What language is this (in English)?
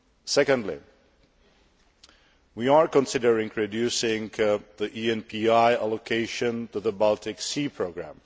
English